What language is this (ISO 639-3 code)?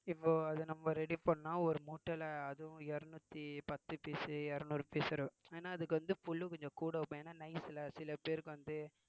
tam